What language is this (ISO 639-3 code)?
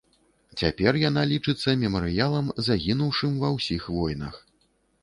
bel